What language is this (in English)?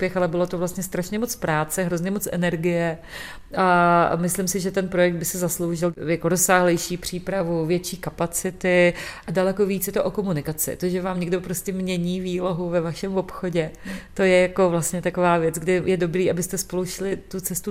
Czech